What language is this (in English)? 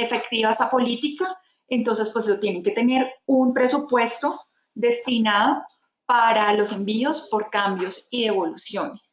Spanish